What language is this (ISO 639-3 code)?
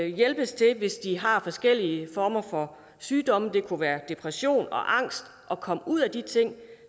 dan